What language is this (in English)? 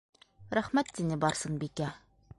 Bashkir